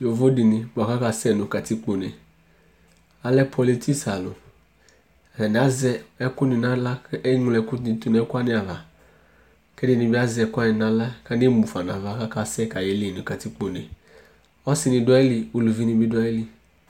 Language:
Ikposo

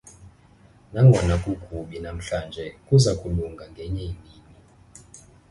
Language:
Xhosa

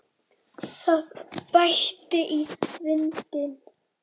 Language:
Icelandic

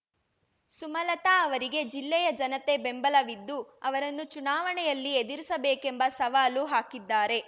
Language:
Kannada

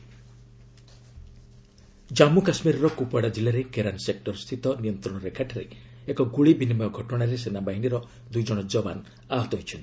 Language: Odia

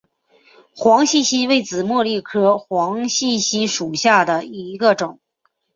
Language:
Chinese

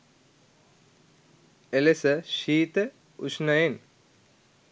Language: Sinhala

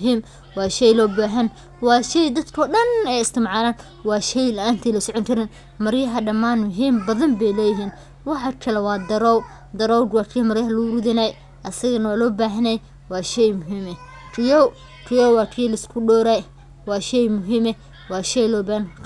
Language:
Somali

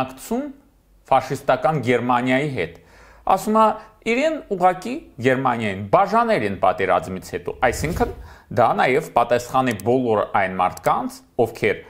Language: Romanian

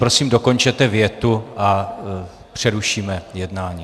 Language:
Czech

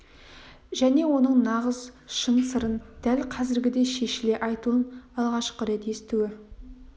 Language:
Kazakh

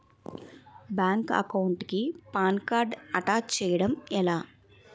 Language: Telugu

